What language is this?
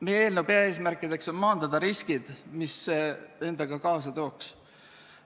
Estonian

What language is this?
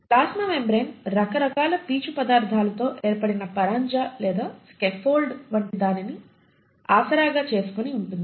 Telugu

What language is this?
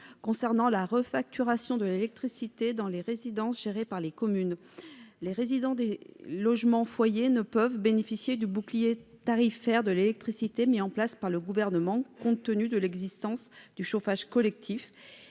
French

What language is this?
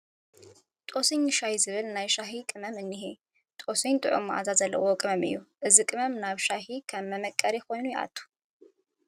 Tigrinya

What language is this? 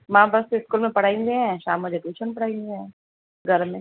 Sindhi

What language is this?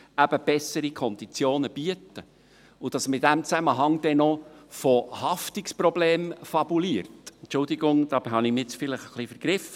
Swiss German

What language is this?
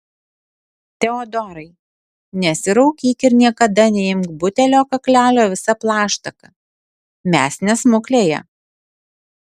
Lithuanian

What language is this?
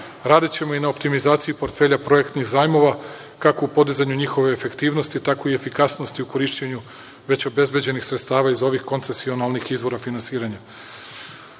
Serbian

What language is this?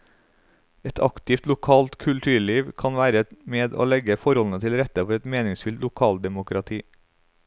Norwegian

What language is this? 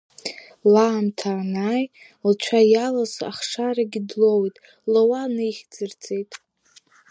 Abkhazian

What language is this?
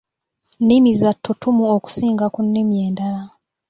Ganda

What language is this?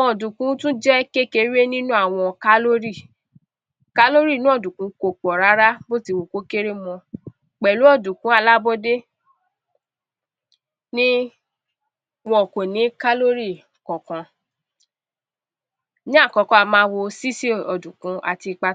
Yoruba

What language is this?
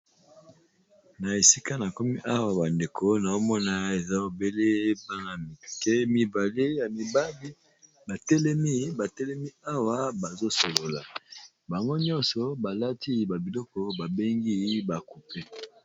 Lingala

